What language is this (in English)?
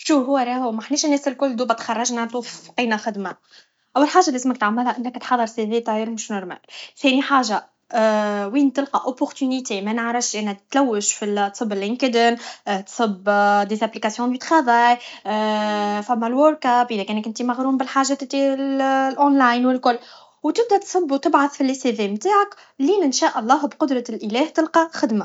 Tunisian Arabic